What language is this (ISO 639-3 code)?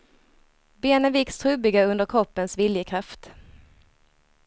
swe